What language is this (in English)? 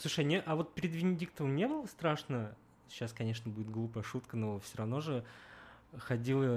Russian